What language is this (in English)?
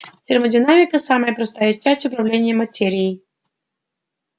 Russian